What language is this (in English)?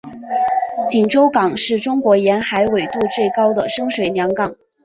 Chinese